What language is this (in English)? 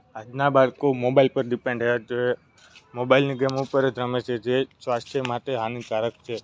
Gujarati